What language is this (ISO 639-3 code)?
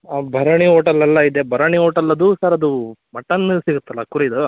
kan